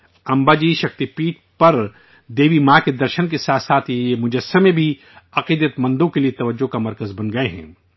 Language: Urdu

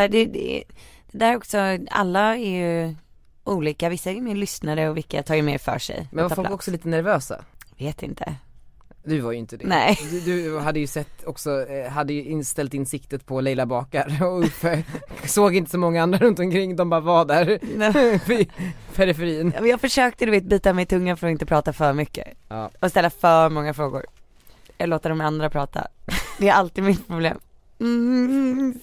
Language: Swedish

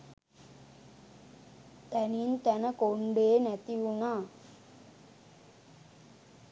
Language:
Sinhala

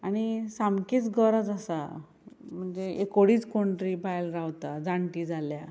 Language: Konkani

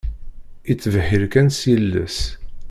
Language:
Kabyle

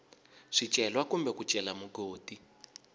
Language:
Tsonga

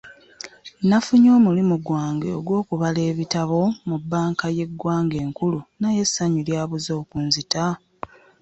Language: Ganda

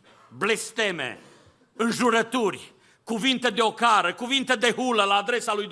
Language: Romanian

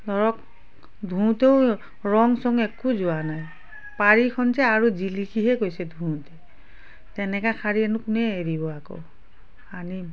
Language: Assamese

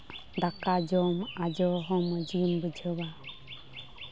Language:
Santali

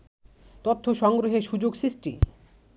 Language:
Bangla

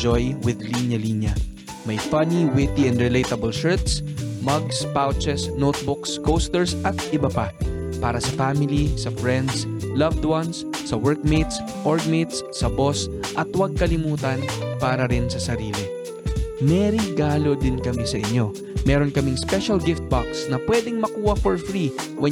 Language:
Filipino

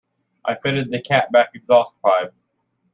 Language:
English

